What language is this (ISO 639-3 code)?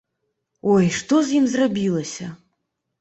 bel